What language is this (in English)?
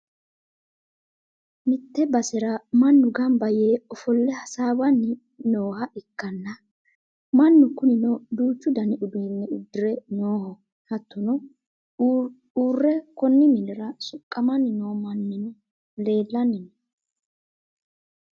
Sidamo